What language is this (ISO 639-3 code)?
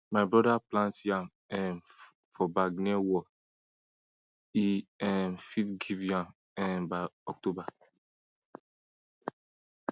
pcm